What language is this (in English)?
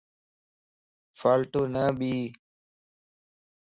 Lasi